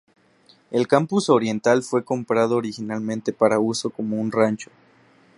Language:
Spanish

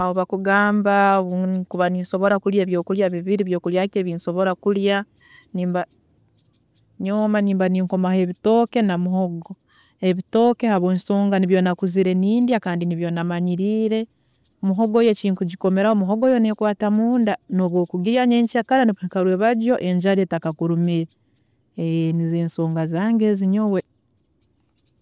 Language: Tooro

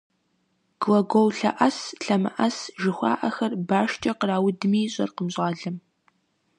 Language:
Kabardian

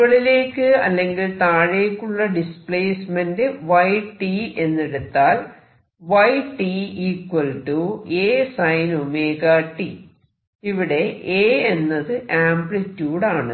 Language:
Malayalam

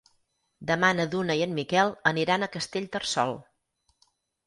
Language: Catalan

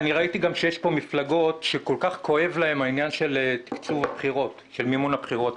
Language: Hebrew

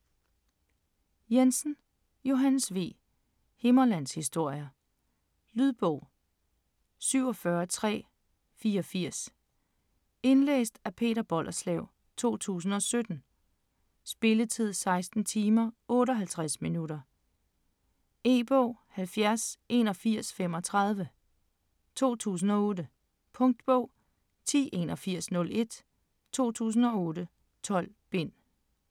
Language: Danish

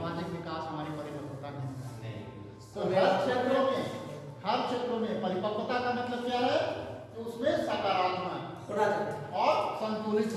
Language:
Hindi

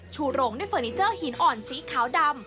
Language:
Thai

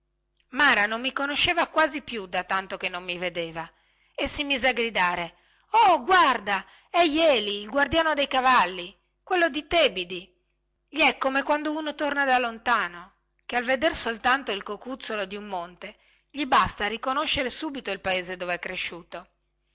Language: Italian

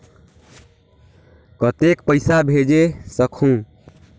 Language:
Chhattisgarhi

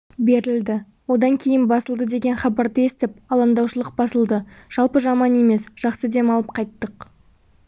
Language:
Kazakh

